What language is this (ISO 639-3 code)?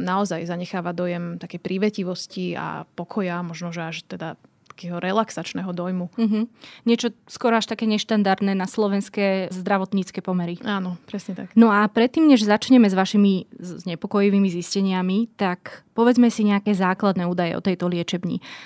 slk